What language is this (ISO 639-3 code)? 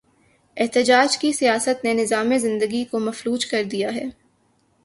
urd